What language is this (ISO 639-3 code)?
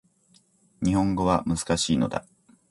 jpn